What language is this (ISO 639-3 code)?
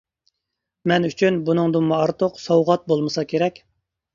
uig